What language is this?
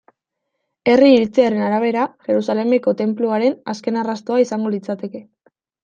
Basque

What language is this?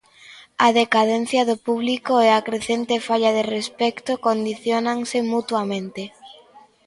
Galician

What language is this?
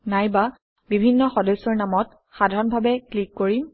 Assamese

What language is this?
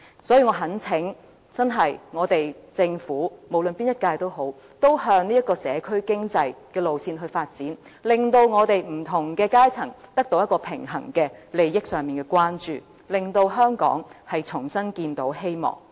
Cantonese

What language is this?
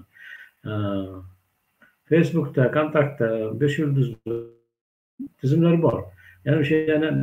Turkish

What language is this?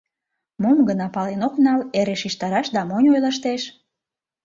Mari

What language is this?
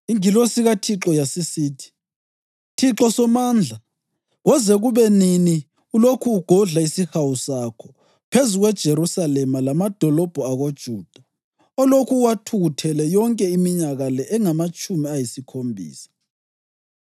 North Ndebele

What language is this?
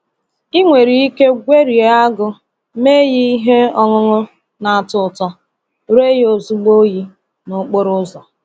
Igbo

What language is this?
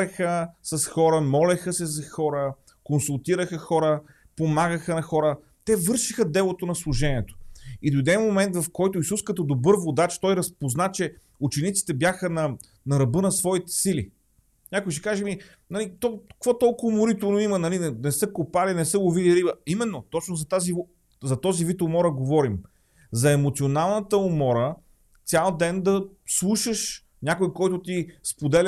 Bulgarian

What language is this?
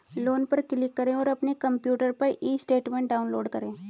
Hindi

